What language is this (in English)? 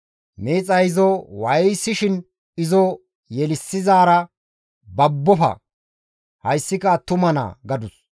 Gamo